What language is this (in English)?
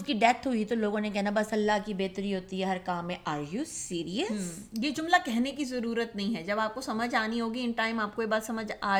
Urdu